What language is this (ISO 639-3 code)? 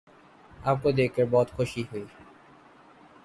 urd